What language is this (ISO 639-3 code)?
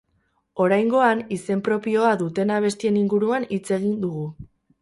eus